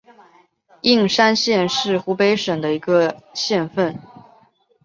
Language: Chinese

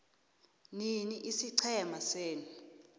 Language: South Ndebele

